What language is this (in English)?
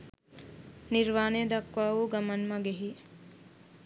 Sinhala